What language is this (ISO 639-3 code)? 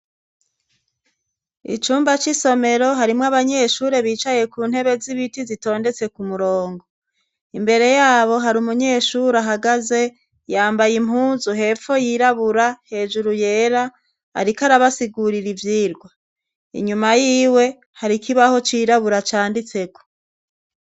run